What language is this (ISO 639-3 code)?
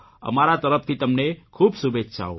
guj